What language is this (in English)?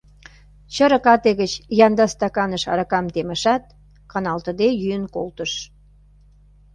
Mari